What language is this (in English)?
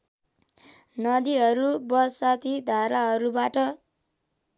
Nepali